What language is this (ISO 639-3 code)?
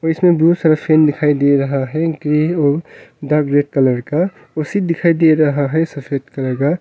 hin